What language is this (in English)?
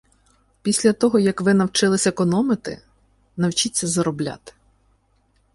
Ukrainian